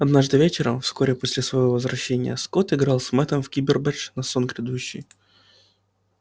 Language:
Russian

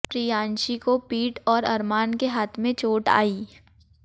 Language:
Hindi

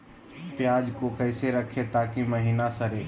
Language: Magahi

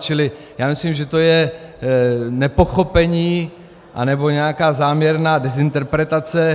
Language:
Czech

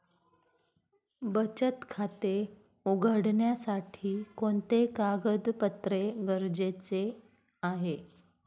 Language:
Marathi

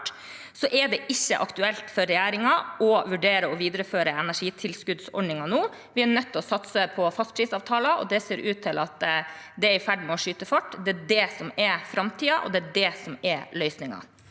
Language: Norwegian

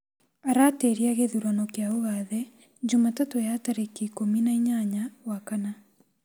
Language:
Kikuyu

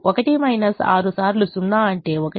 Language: Telugu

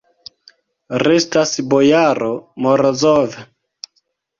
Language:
Esperanto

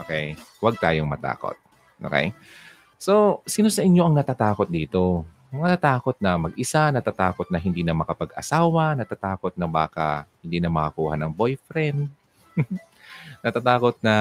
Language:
Filipino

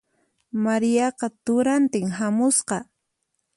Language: Puno Quechua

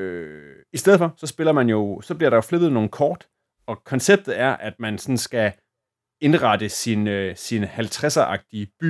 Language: Danish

